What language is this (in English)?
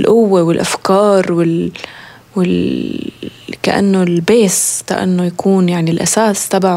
Arabic